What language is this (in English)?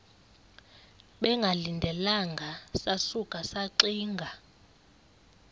Xhosa